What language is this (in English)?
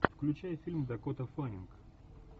Russian